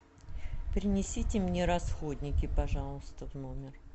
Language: Russian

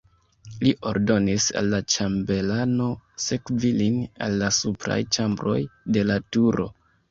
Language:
Esperanto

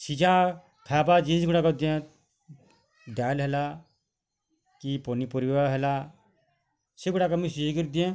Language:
Odia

